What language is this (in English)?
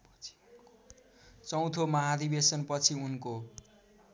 Nepali